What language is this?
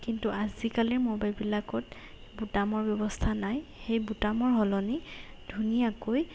Assamese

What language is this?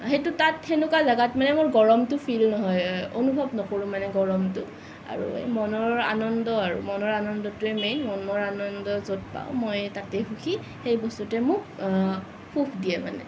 Assamese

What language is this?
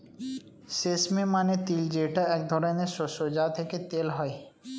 Bangla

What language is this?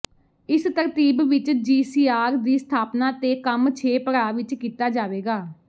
Punjabi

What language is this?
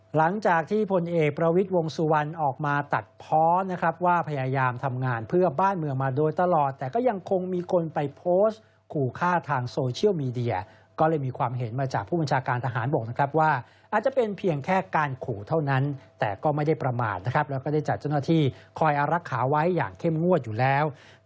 Thai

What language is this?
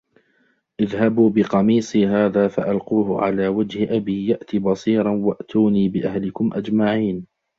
Arabic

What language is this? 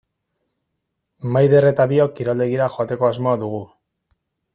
Basque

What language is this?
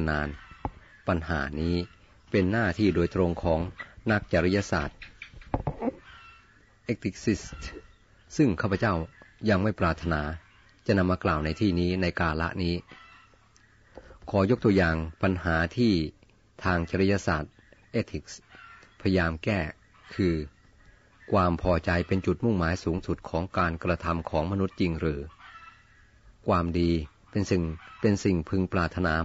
Thai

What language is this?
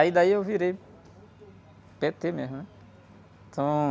Portuguese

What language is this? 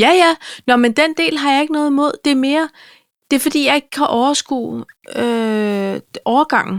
Danish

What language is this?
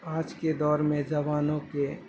Urdu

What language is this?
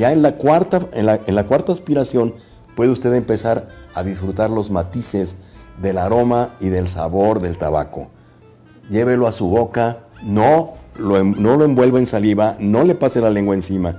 Spanish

